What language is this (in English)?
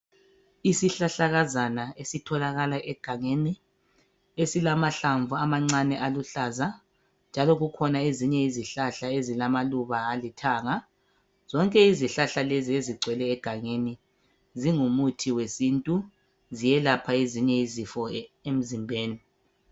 North Ndebele